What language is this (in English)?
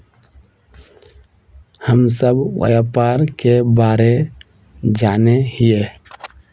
Magahi